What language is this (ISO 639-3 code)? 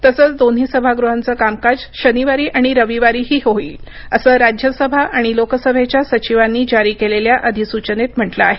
mar